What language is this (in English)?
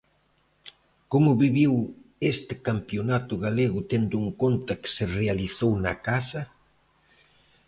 Galician